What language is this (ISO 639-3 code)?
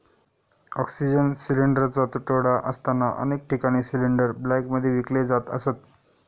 mar